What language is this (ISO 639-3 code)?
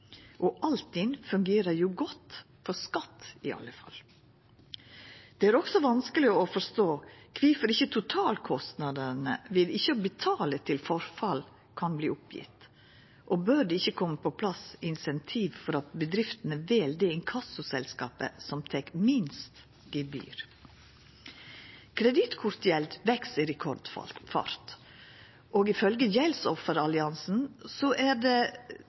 nno